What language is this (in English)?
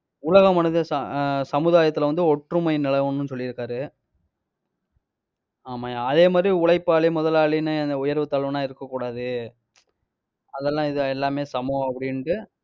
Tamil